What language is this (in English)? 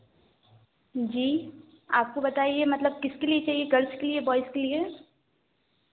Hindi